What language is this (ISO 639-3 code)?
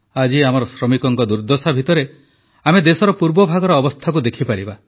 ori